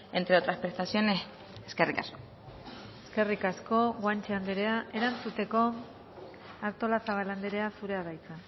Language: Basque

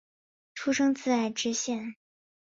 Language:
Chinese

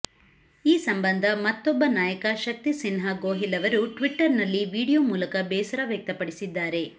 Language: Kannada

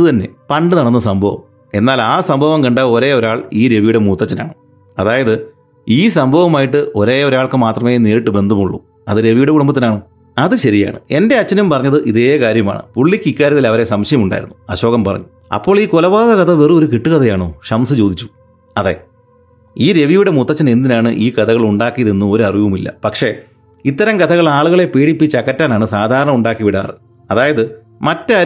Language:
Malayalam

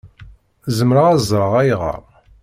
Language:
Kabyle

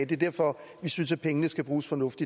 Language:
Danish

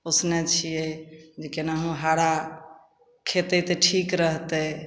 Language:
Maithili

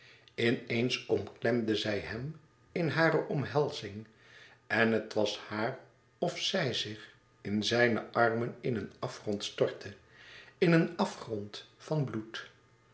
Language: Dutch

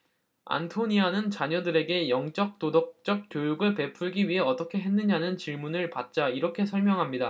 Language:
Korean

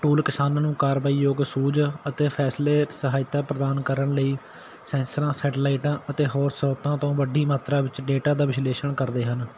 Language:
Punjabi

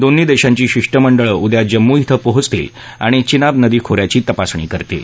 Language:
Marathi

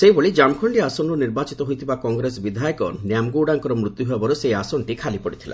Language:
Odia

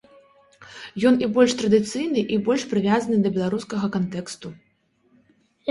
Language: Belarusian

